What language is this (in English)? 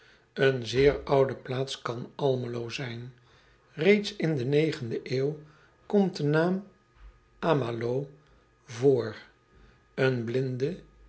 Dutch